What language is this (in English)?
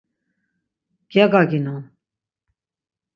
Laz